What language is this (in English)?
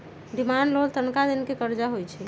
Magahi